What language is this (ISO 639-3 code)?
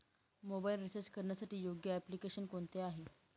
mar